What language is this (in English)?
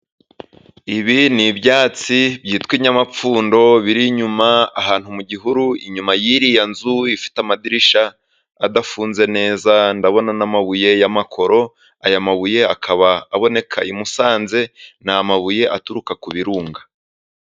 Kinyarwanda